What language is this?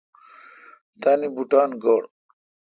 Kalkoti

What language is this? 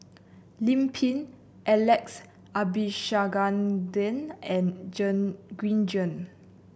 English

